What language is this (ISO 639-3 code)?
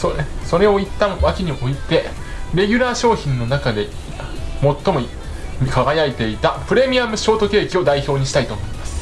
jpn